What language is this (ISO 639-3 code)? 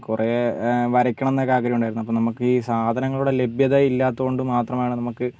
mal